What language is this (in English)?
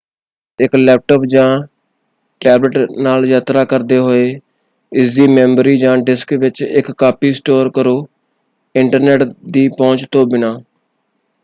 Punjabi